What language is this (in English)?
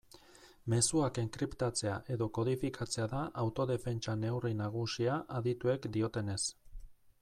Basque